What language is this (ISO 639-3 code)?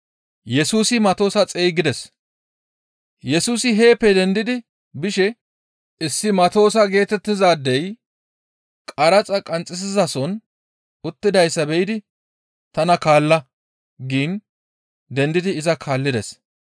gmv